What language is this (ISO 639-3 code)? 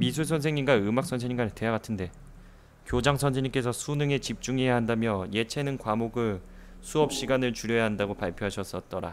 kor